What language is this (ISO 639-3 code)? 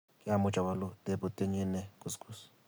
kln